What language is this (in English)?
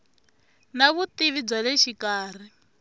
Tsonga